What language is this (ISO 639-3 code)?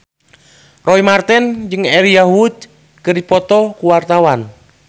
sun